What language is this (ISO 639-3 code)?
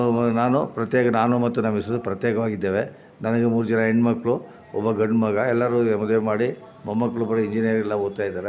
kan